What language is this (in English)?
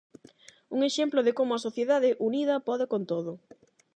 Galician